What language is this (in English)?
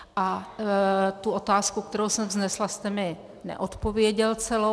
Czech